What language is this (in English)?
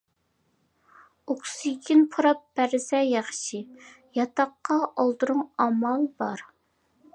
Uyghur